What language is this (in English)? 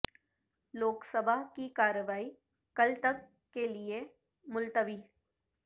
Urdu